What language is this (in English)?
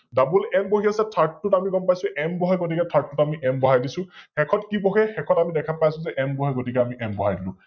Assamese